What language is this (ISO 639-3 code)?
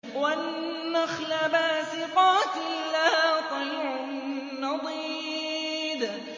ara